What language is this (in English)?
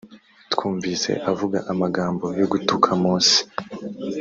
Kinyarwanda